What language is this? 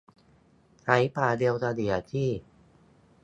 Thai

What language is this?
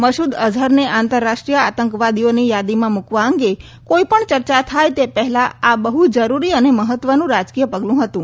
Gujarati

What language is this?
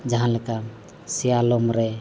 Santali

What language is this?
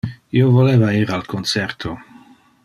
Interlingua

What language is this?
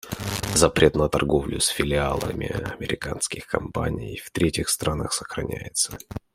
Russian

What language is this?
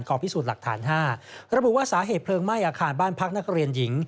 Thai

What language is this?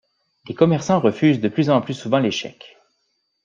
French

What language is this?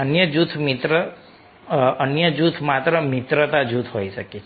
Gujarati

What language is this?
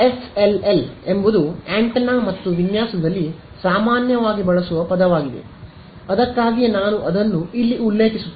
Kannada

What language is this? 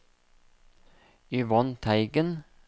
Norwegian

